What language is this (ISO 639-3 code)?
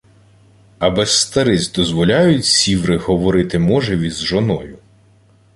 ukr